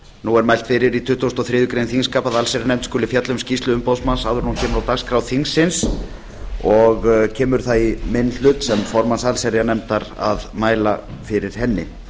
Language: Icelandic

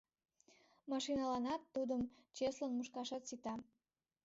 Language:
Mari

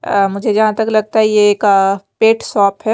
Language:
Hindi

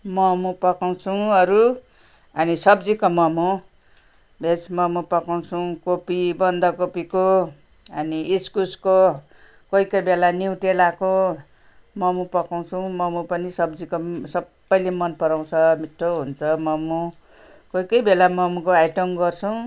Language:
Nepali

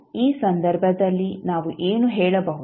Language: Kannada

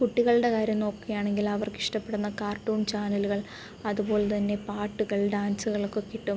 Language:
Malayalam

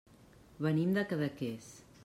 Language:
Catalan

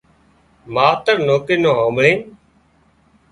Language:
Wadiyara Koli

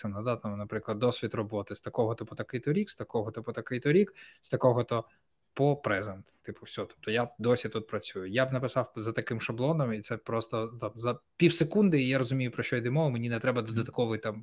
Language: Ukrainian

